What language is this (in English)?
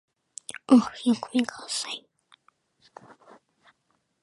English